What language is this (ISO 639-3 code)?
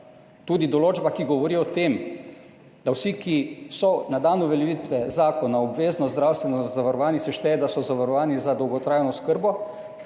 slv